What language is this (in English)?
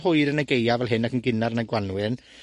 Welsh